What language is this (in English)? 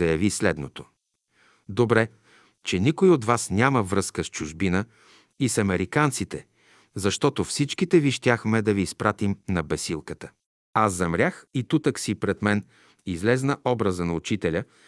Bulgarian